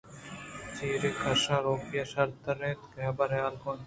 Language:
Eastern Balochi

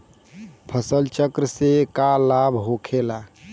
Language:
Bhojpuri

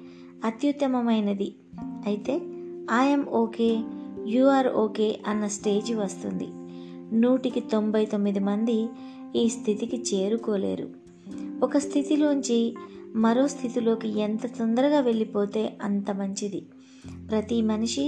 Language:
Telugu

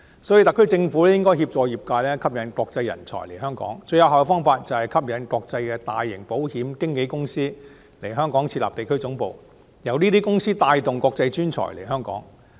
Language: Cantonese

